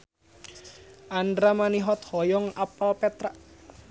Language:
Sundanese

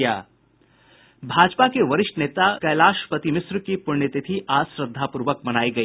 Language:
Hindi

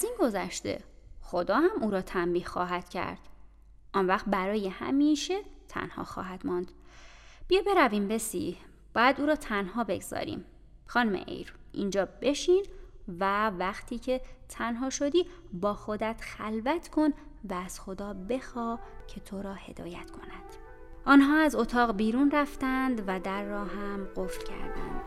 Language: Persian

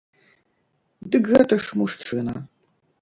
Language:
Belarusian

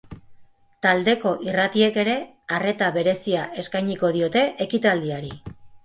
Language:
Basque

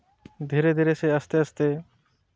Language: Santali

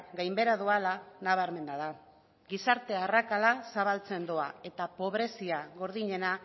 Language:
Basque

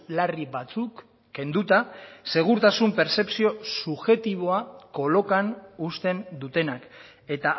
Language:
Basque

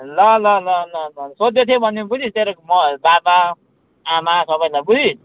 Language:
Nepali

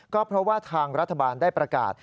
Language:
Thai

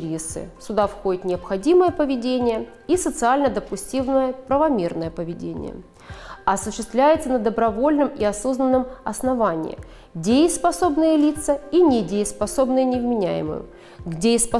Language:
Russian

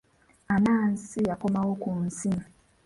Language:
Ganda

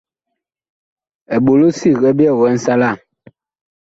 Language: Bakoko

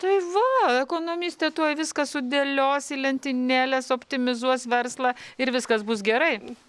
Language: Lithuanian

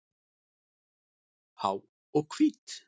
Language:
Icelandic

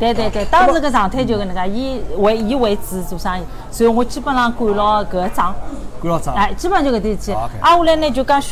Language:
Chinese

